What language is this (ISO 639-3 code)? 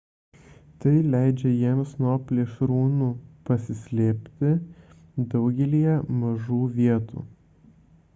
lit